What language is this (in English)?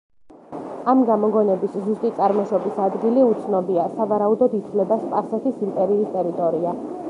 Georgian